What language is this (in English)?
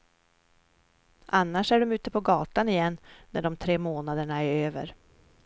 Swedish